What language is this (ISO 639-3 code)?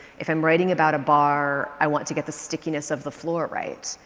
eng